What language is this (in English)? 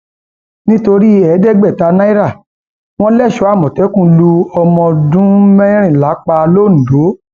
Yoruba